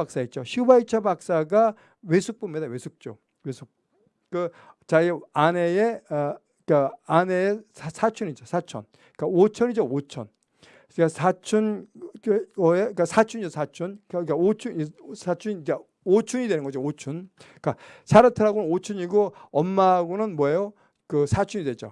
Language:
Korean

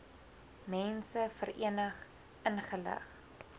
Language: Afrikaans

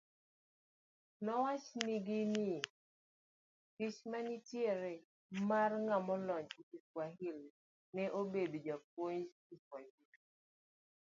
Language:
Luo (Kenya and Tanzania)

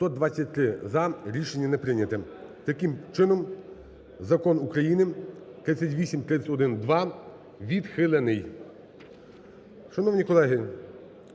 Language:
Ukrainian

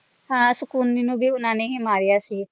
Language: Punjabi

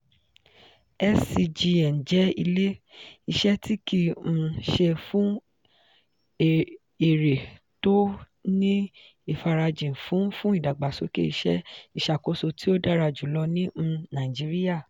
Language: Yoruba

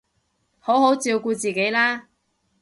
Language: Cantonese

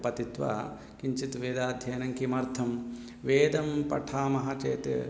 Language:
Sanskrit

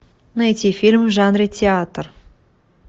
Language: Russian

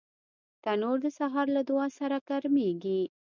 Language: Pashto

